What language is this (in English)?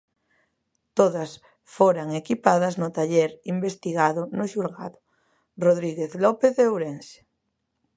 Galician